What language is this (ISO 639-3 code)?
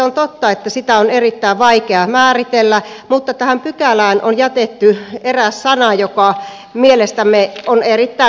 fin